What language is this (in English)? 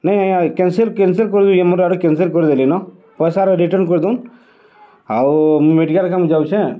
Odia